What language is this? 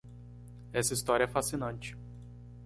Portuguese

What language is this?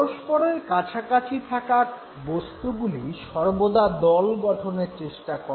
Bangla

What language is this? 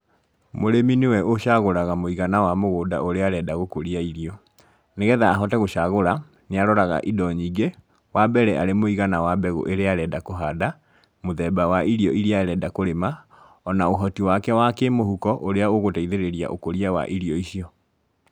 Kikuyu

